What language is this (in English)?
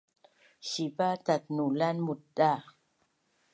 Bunun